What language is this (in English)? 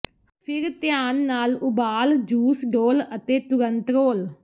Punjabi